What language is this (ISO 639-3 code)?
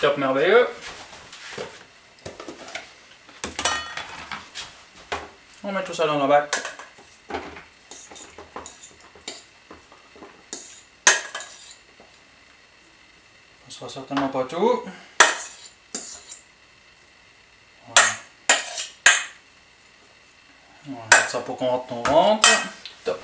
fra